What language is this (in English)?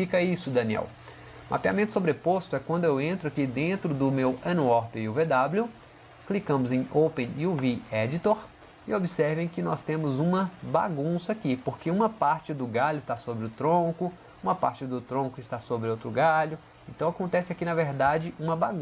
Portuguese